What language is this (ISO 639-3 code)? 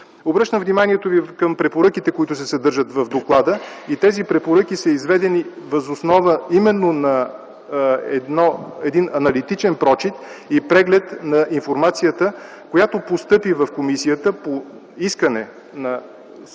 bul